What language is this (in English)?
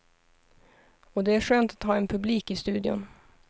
Swedish